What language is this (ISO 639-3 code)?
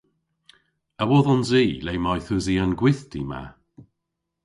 cor